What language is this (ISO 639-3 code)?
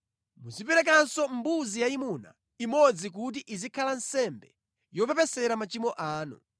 nya